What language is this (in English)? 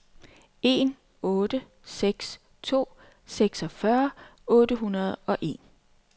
Danish